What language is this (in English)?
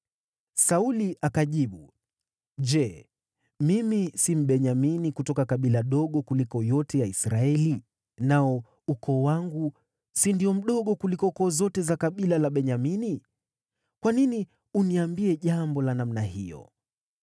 Swahili